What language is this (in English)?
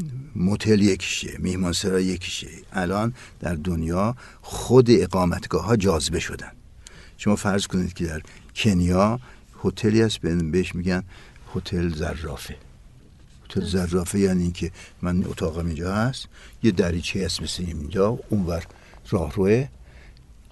Persian